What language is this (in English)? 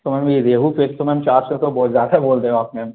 Hindi